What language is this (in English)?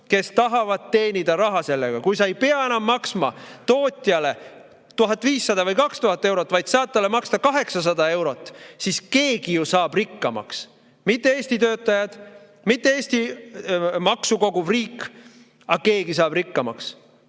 Estonian